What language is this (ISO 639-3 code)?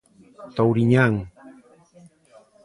glg